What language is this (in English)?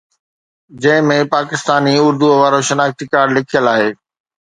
Sindhi